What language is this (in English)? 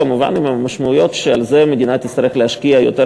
Hebrew